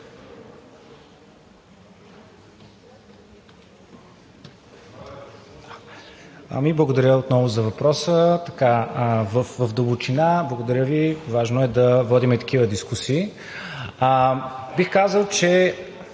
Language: Bulgarian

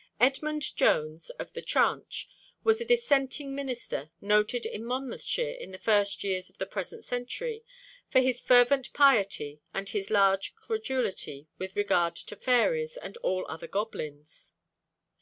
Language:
English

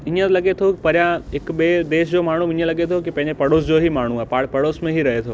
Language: Sindhi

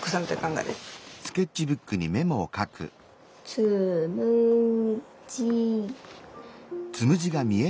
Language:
Japanese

